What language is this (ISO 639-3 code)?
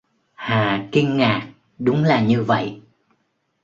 vie